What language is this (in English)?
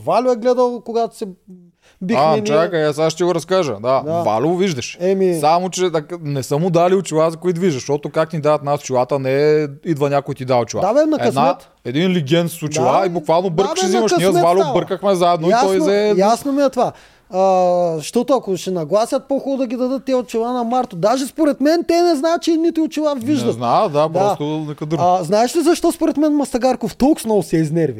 Bulgarian